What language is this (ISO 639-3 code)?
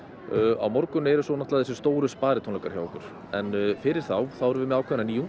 isl